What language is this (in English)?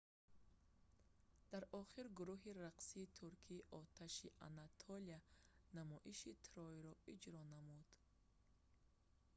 Tajik